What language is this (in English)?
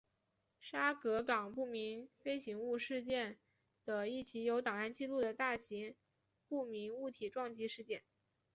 Chinese